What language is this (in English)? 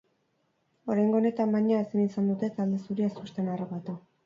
Basque